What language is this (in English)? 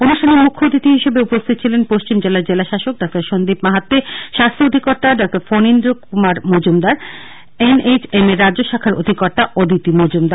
Bangla